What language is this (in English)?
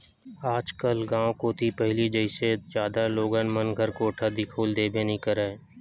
Chhattisgarhi